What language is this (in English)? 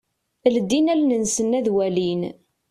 Kabyle